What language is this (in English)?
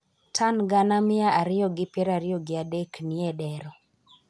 Luo (Kenya and Tanzania)